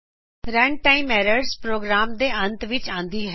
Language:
Punjabi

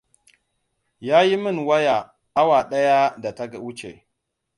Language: Hausa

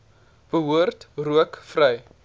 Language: Afrikaans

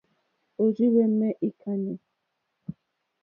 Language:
Mokpwe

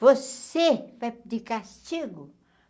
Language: Portuguese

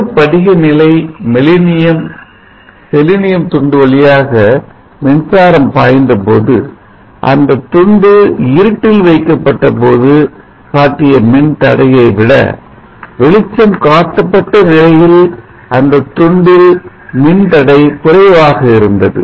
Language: Tamil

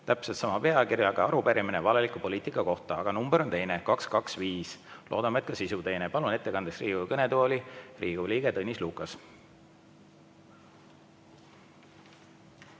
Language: Estonian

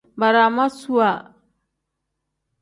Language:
Tem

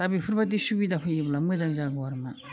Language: Bodo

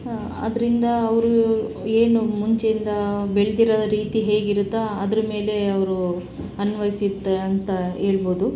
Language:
Kannada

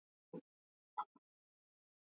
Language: Swahili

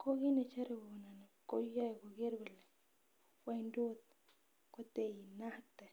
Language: Kalenjin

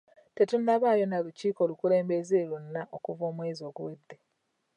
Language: Ganda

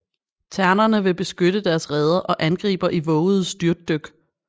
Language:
Danish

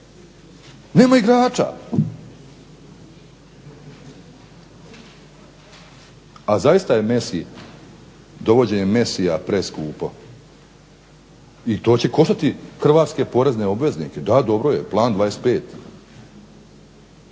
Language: Croatian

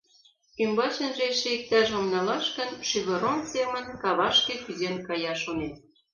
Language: Mari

